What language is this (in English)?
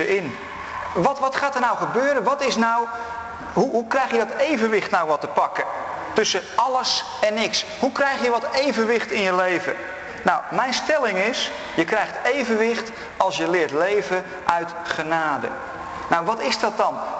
Dutch